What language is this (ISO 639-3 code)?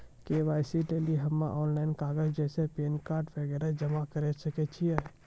mai